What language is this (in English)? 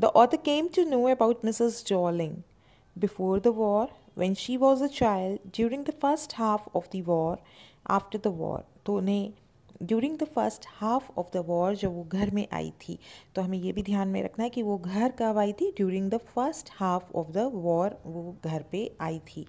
Hindi